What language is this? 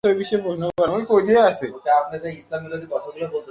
Bangla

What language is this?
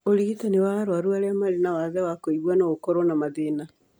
Kikuyu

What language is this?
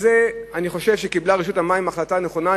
Hebrew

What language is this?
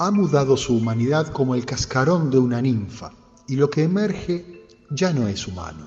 Spanish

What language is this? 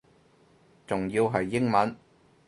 Cantonese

